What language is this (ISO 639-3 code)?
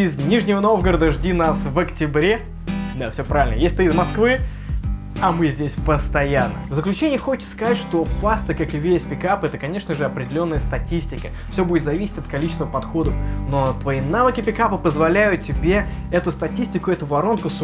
rus